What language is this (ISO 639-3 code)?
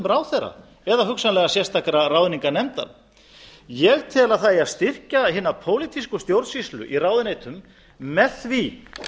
isl